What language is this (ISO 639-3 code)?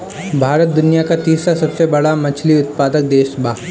bho